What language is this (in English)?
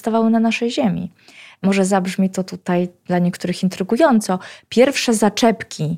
Polish